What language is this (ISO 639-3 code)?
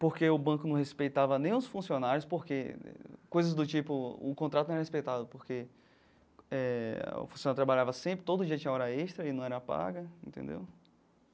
por